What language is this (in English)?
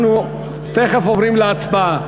Hebrew